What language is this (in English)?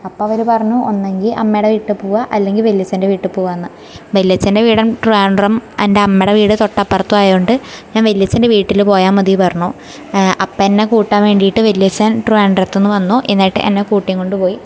Malayalam